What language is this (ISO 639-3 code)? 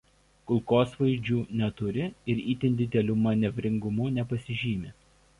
lit